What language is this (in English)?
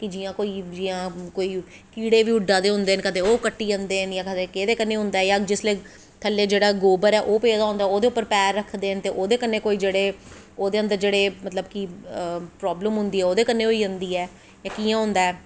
Dogri